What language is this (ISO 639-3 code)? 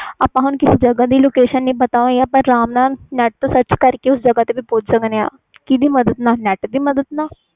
pan